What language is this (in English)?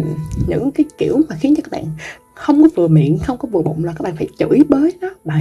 Vietnamese